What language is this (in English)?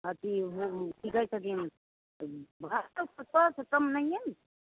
Maithili